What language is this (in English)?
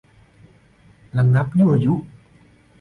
Thai